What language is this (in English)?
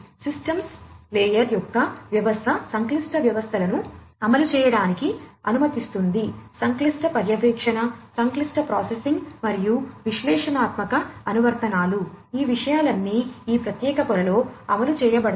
Telugu